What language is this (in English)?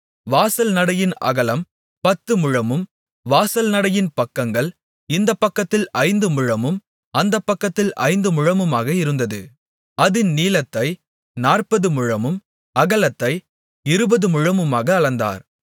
Tamil